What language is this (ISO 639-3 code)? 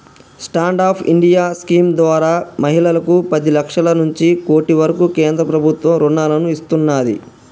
tel